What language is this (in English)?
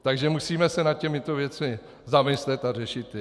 Czech